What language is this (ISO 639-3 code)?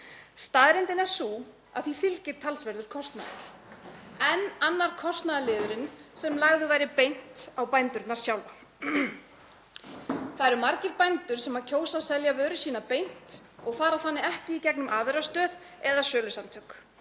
isl